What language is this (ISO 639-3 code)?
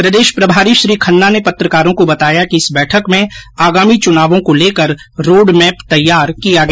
hin